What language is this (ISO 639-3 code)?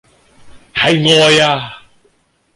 yue